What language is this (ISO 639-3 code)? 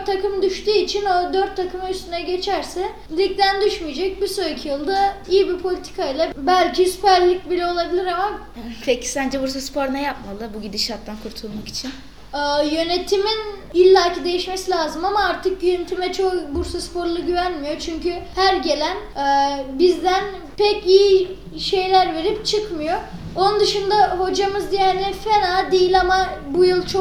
tur